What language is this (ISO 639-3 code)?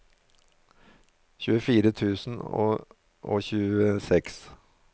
nor